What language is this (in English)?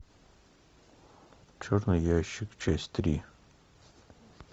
Russian